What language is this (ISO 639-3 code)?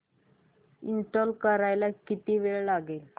mar